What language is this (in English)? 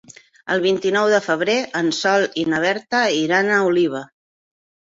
Catalan